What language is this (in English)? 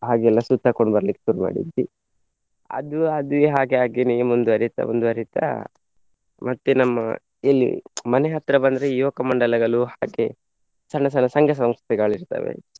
Kannada